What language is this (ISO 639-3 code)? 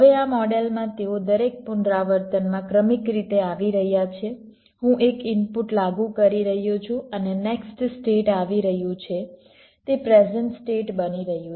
guj